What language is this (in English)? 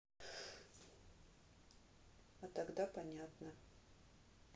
Russian